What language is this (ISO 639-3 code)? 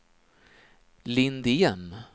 swe